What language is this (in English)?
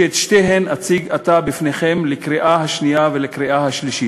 Hebrew